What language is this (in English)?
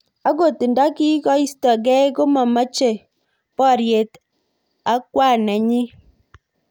Kalenjin